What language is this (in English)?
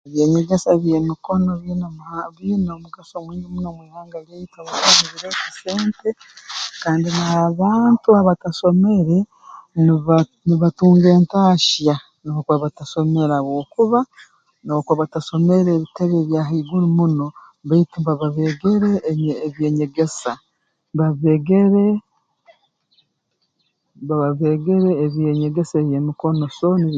Tooro